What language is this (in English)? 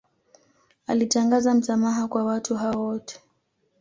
Swahili